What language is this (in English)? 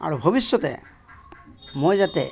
Assamese